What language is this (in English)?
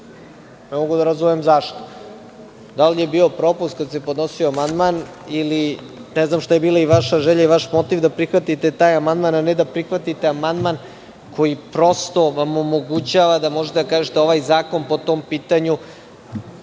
Serbian